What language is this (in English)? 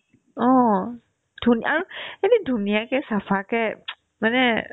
Assamese